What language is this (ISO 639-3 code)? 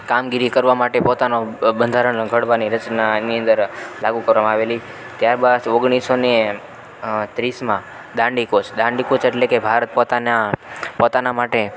guj